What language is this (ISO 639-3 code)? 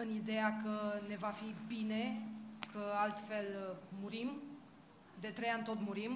ron